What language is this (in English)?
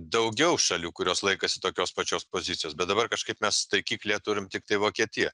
Lithuanian